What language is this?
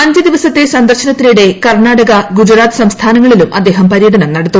Malayalam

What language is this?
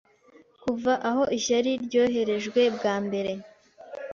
Kinyarwanda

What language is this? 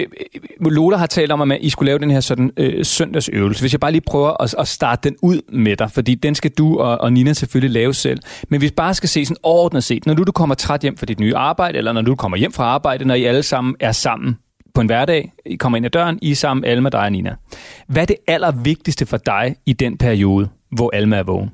Danish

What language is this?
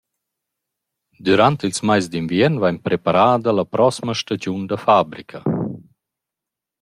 Romansh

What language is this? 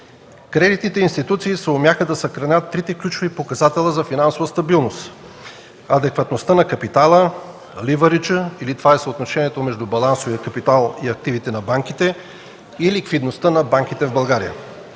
Bulgarian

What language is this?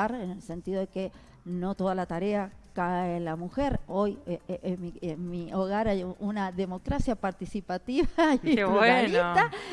Spanish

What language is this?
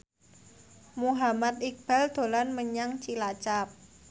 Javanese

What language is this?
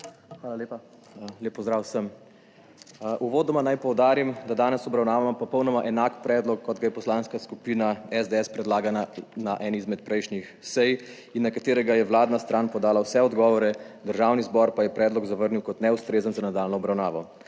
Slovenian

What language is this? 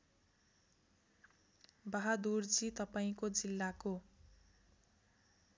Nepali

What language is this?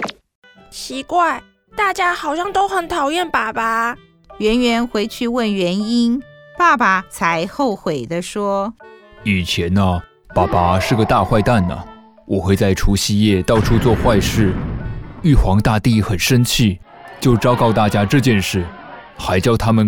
Chinese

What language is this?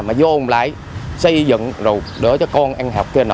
Vietnamese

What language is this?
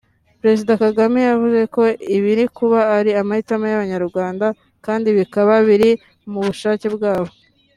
Kinyarwanda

